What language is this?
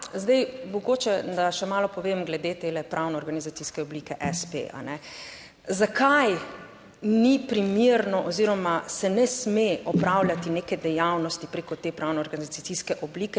Slovenian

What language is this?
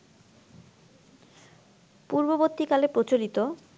Bangla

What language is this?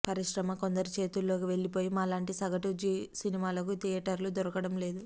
Telugu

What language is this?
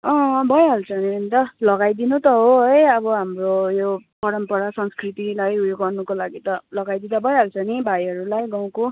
Nepali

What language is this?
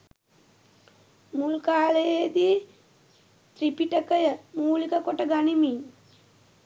Sinhala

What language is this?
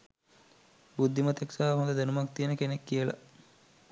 Sinhala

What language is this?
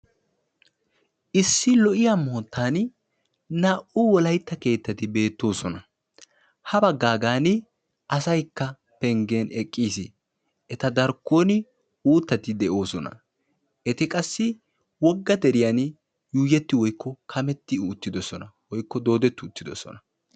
Wolaytta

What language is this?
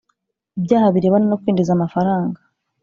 Kinyarwanda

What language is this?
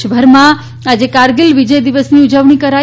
Gujarati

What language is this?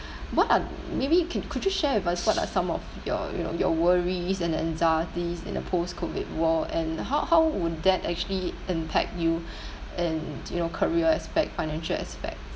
English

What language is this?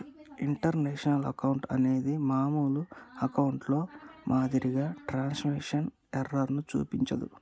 Telugu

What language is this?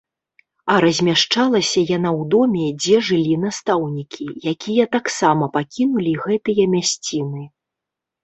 Belarusian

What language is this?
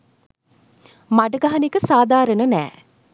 Sinhala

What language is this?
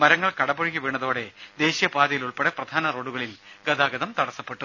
Malayalam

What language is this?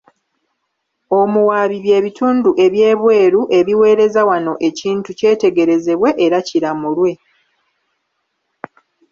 Ganda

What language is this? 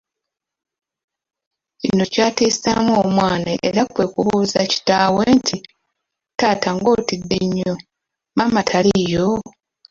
Ganda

